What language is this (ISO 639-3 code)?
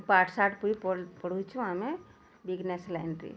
ori